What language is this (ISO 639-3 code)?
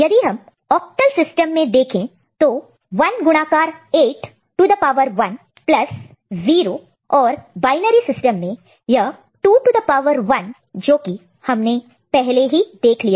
hin